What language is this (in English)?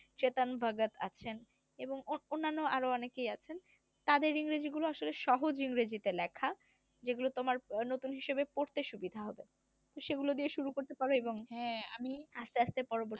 Bangla